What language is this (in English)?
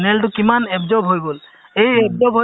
Assamese